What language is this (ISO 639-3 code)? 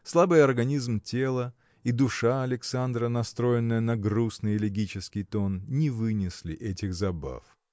rus